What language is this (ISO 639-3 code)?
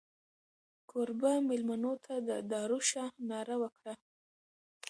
pus